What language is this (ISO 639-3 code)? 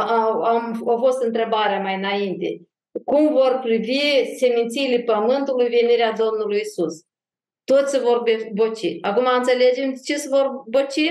ron